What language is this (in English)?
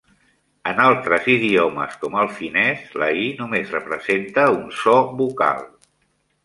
Catalan